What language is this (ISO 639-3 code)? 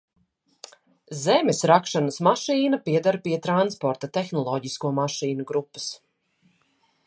lav